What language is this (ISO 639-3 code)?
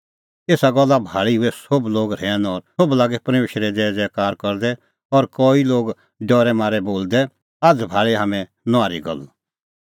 kfx